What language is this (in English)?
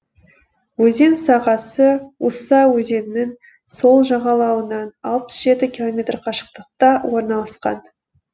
Kazakh